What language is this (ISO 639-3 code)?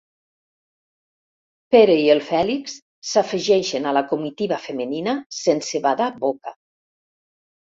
cat